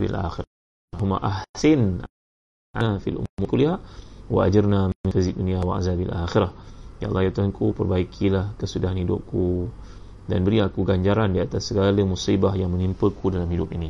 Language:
Malay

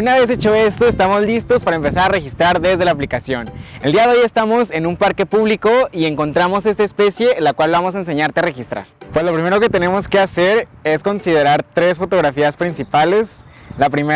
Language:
Spanish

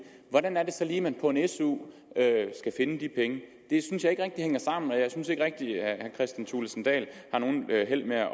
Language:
Danish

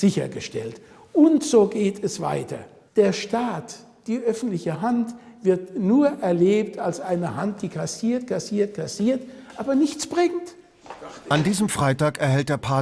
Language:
German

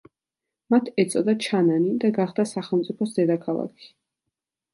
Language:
Georgian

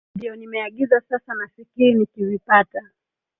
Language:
Swahili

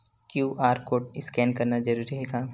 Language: Chhattisgarhi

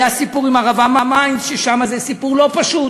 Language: Hebrew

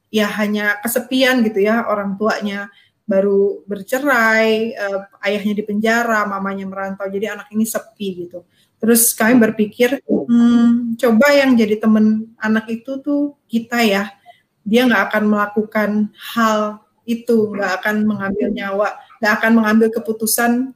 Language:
Indonesian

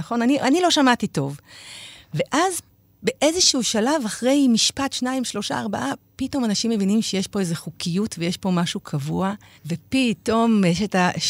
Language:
Hebrew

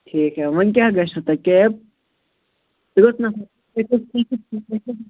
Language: Kashmiri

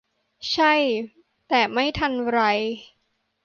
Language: Thai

